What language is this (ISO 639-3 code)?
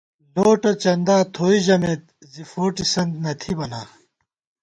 gwt